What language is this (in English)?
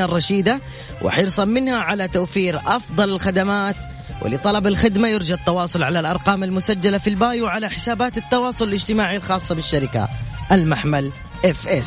Arabic